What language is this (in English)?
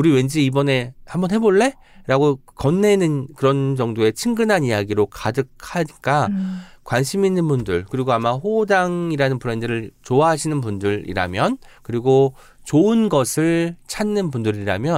Korean